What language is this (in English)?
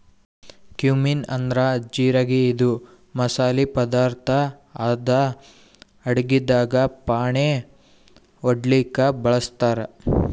Kannada